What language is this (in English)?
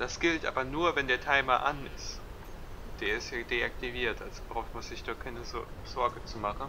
German